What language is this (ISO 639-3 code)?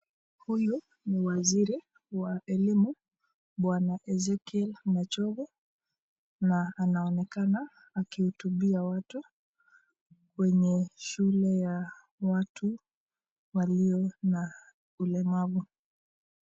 swa